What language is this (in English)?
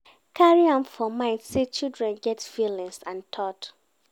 Nigerian Pidgin